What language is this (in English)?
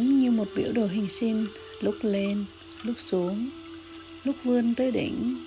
Vietnamese